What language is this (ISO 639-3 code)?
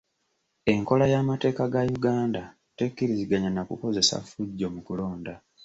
lug